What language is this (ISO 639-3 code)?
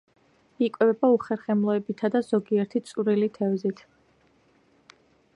kat